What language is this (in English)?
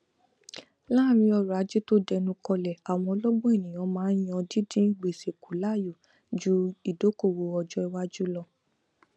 Yoruba